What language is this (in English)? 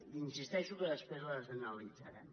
Catalan